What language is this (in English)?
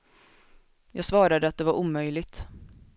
Swedish